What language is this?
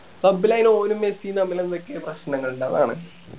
Malayalam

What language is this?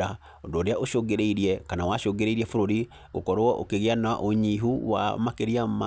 Kikuyu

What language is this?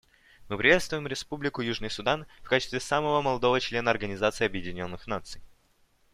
Russian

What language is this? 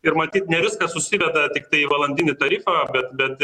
Lithuanian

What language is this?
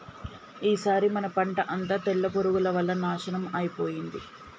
Telugu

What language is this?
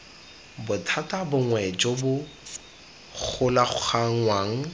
Tswana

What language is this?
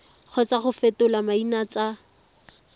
Tswana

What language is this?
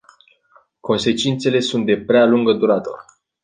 Romanian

